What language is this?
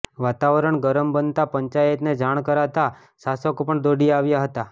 Gujarati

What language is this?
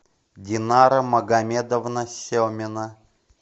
Russian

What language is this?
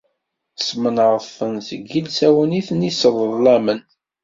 Kabyle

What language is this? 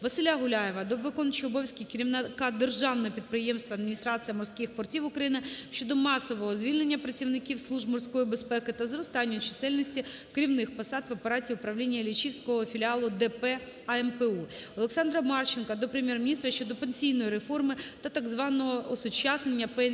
Ukrainian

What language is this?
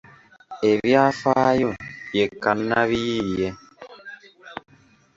Ganda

